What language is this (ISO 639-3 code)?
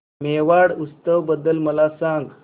mar